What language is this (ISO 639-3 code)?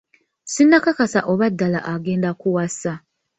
lug